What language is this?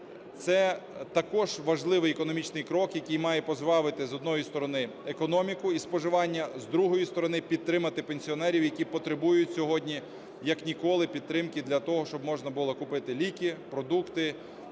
Ukrainian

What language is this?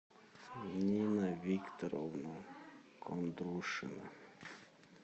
Russian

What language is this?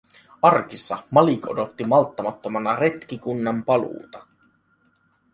Finnish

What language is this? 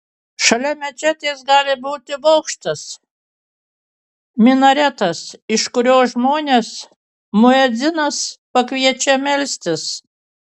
Lithuanian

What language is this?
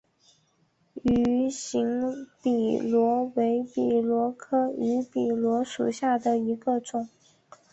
Chinese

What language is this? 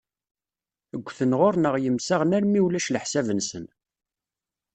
Kabyle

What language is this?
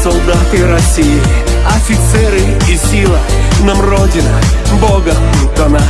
Russian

